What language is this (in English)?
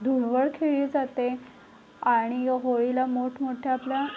Marathi